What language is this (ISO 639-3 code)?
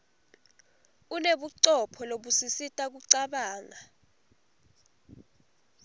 ssw